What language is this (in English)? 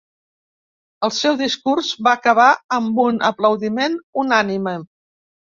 Catalan